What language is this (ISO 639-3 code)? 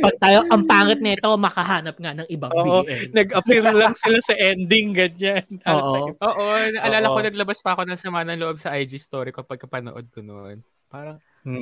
fil